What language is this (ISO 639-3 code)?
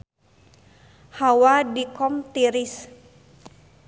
sun